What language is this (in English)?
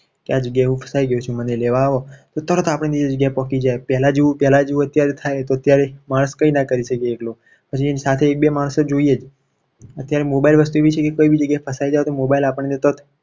Gujarati